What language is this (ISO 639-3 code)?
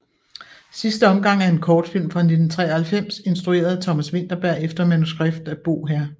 dan